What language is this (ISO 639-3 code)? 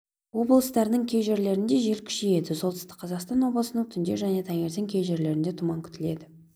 kaz